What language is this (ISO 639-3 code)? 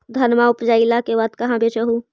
mag